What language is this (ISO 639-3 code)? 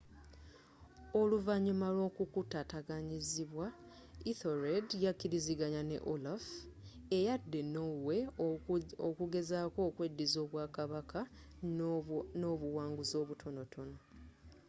lug